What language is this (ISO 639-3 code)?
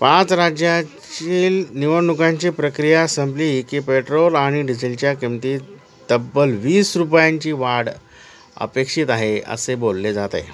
mar